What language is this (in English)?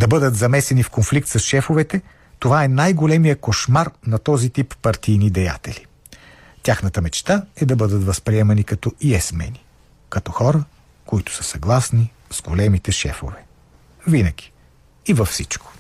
Bulgarian